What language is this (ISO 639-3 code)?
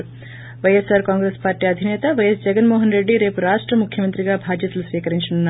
tel